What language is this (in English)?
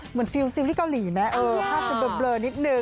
Thai